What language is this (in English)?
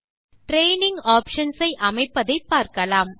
Tamil